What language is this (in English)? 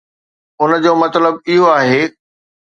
Sindhi